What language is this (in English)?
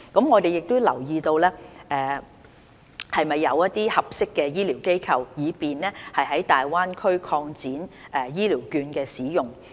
Cantonese